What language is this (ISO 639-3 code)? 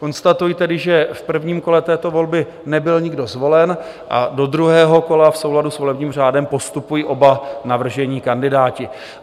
ces